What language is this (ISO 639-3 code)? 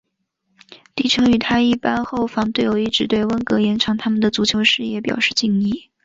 zho